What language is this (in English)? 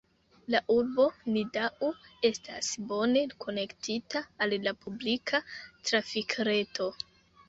Esperanto